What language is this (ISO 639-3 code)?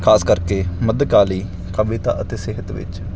pan